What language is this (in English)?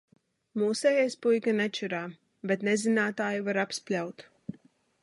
Latvian